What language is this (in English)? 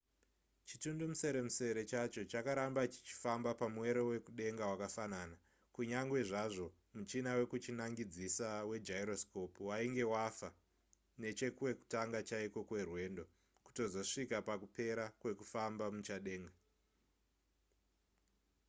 Shona